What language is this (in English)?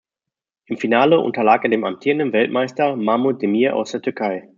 German